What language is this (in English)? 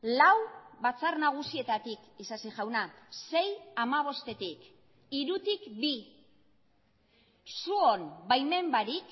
Basque